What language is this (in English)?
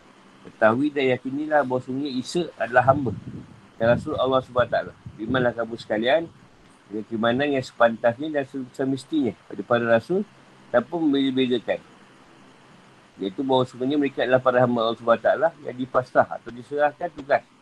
Malay